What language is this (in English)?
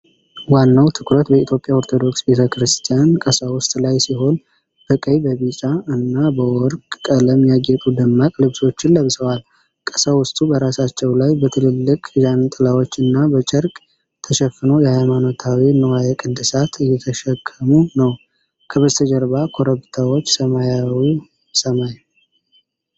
Amharic